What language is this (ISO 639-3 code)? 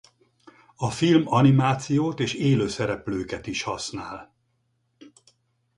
hun